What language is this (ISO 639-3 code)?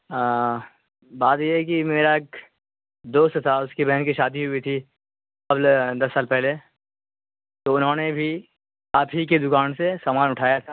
urd